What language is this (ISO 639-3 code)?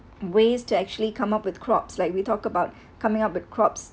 eng